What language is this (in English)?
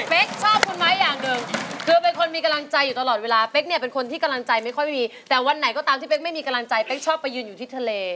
Thai